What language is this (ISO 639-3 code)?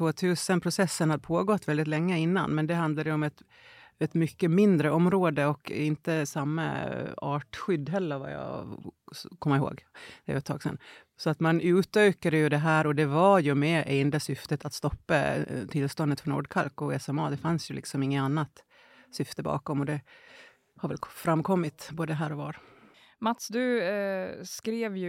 swe